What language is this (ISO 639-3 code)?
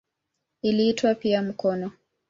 swa